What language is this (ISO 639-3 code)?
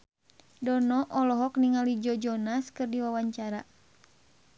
sun